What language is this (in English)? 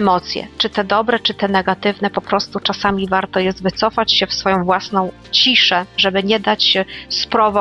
Polish